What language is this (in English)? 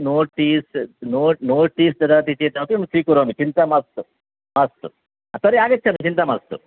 Sanskrit